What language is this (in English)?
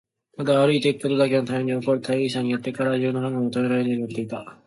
Japanese